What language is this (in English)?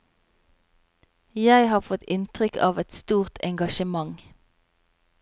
Norwegian